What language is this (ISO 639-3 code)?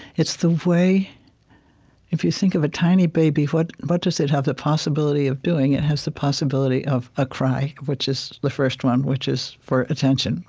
eng